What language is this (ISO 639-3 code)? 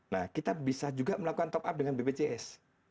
ind